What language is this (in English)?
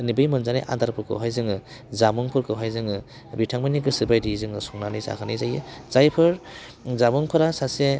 Bodo